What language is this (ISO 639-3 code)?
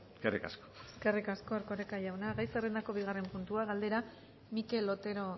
eus